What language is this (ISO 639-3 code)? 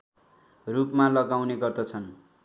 nep